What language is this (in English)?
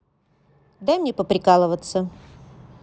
Russian